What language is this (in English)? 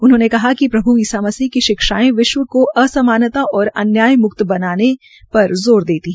Hindi